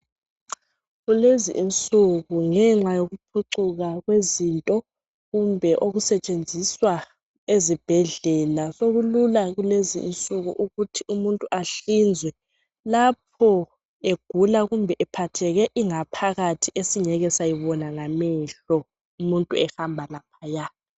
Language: North Ndebele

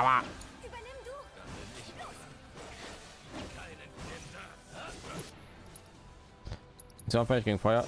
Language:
German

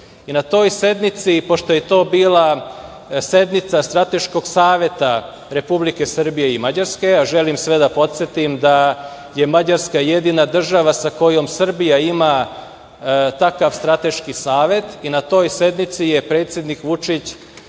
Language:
Serbian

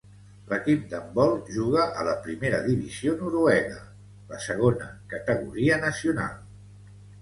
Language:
Catalan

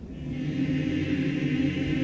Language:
Icelandic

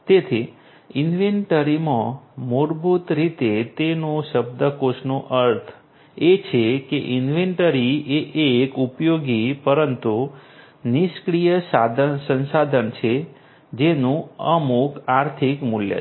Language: Gujarati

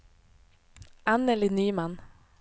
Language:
Swedish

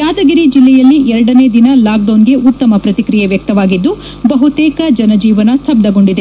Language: Kannada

